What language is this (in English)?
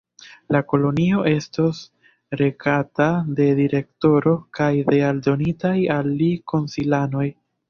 Esperanto